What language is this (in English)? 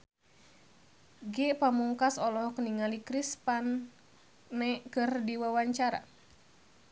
Sundanese